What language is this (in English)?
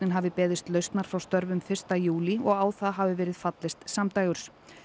Icelandic